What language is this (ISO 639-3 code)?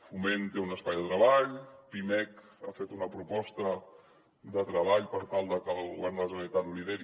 cat